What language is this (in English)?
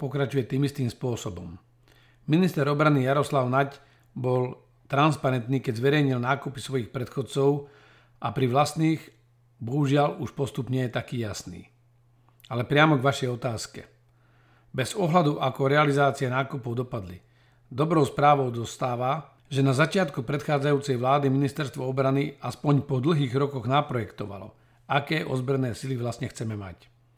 Slovak